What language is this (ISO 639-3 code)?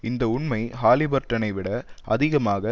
tam